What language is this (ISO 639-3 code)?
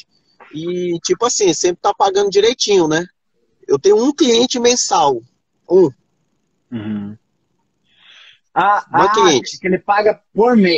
por